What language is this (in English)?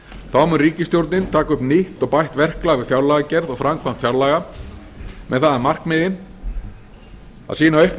Icelandic